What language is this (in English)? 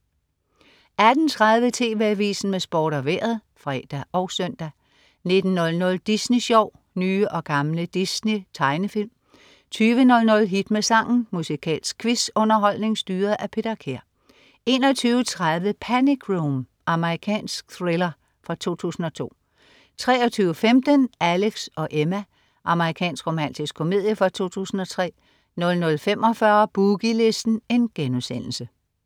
Danish